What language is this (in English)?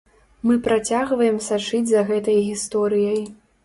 Belarusian